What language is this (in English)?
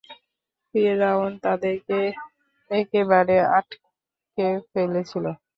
Bangla